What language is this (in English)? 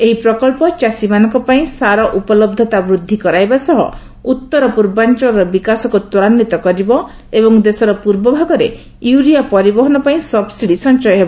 Odia